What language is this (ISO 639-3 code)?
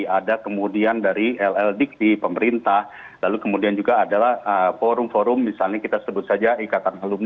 ind